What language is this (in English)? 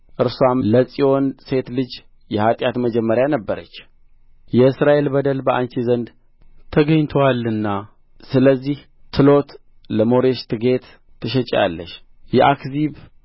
Amharic